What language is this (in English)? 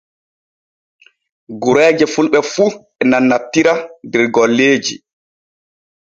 Borgu Fulfulde